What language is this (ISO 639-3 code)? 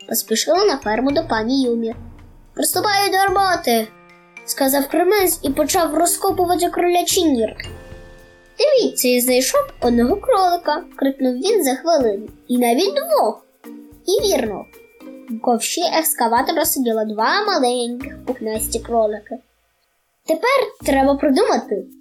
ukr